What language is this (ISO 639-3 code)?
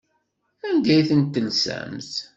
kab